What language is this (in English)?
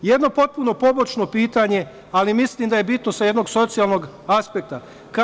Serbian